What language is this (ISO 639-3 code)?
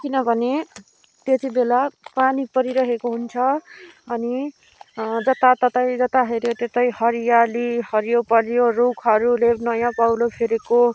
nep